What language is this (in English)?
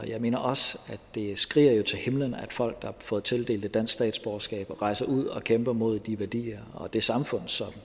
Danish